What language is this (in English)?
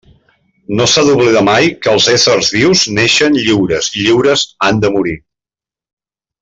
Catalan